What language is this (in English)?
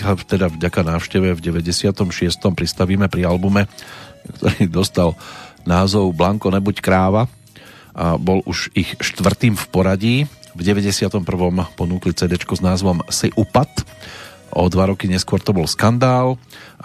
Slovak